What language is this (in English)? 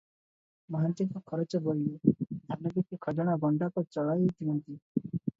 Odia